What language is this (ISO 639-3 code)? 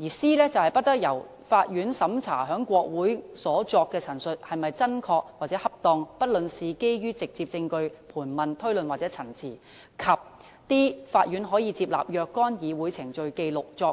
yue